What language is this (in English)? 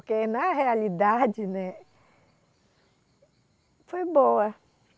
Portuguese